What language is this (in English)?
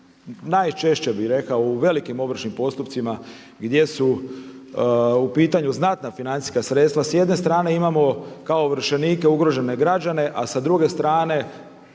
Croatian